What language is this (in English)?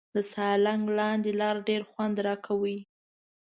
Pashto